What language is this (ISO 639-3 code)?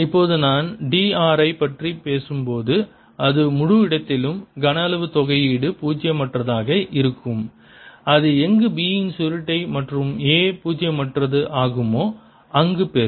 tam